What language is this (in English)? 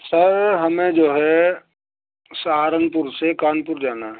Urdu